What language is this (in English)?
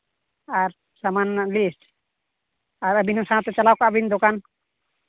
Santali